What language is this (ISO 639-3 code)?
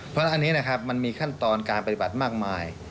tha